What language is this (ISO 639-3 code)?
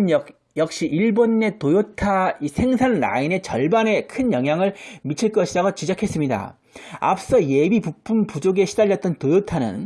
kor